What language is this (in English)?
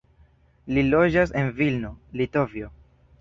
Esperanto